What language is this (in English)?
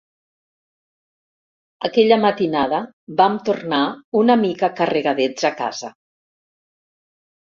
Catalan